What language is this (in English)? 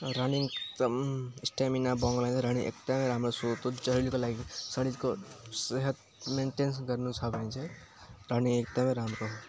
Nepali